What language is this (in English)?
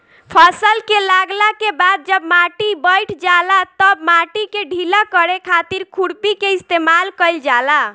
Bhojpuri